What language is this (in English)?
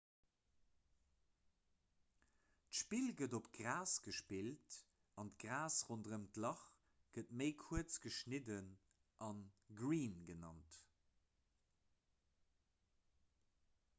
Luxembourgish